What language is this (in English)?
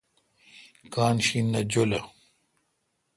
Kalkoti